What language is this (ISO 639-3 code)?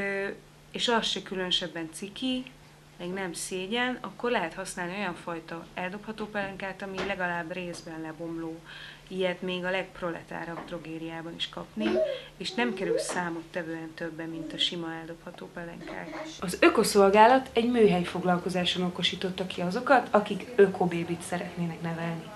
hun